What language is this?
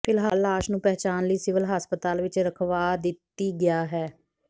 Punjabi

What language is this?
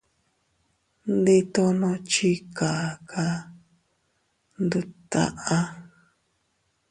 Teutila Cuicatec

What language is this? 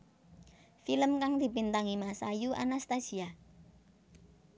Javanese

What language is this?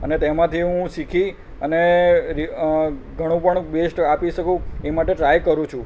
Gujarati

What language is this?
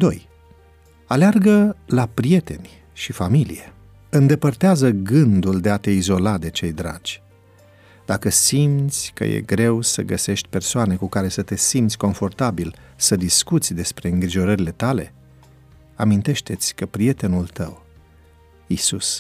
Romanian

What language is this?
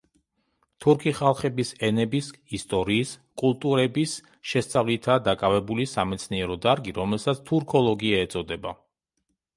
Georgian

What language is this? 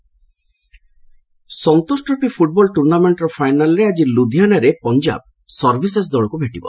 Odia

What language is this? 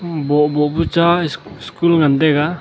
Wancho Naga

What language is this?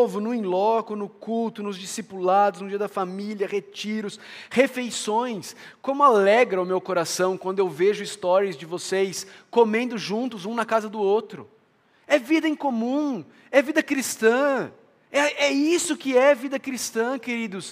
Portuguese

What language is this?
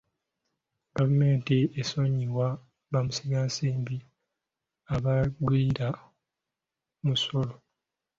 Ganda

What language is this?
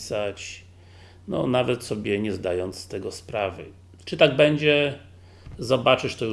Polish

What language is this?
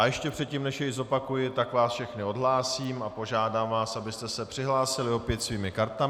Czech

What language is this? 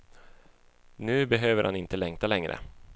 Swedish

